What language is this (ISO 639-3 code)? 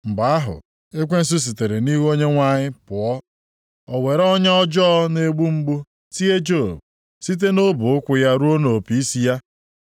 ibo